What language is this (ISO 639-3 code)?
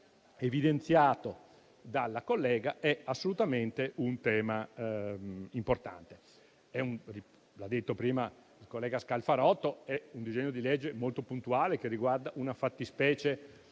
ita